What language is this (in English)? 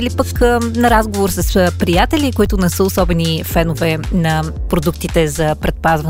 Bulgarian